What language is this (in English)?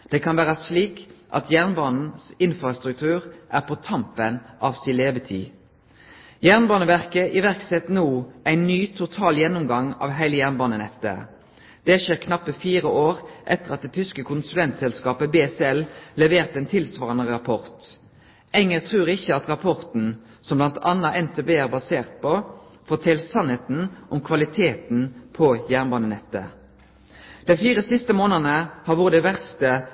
Norwegian Nynorsk